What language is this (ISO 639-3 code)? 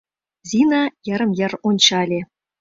chm